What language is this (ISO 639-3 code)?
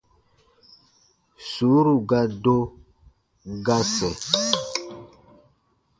bba